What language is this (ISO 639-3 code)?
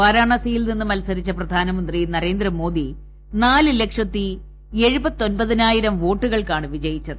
mal